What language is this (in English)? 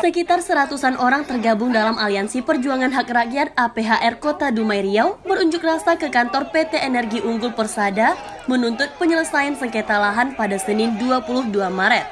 Indonesian